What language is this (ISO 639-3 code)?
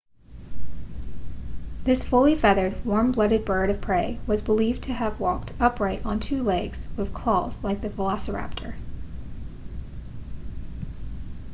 eng